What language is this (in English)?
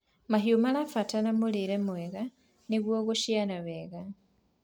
Kikuyu